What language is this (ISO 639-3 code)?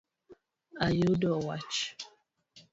luo